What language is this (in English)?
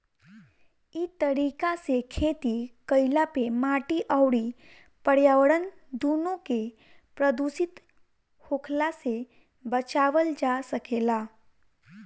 Bhojpuri